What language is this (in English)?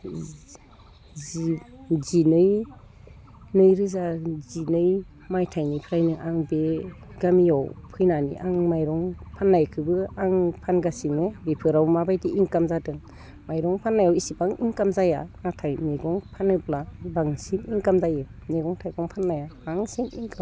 Bodo